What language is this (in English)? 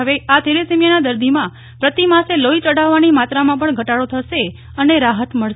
Gujarati